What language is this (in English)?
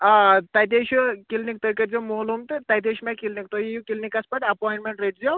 Kashmiri